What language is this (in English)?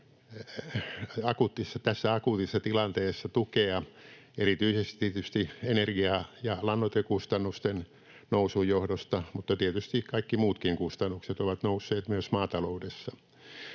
Finnish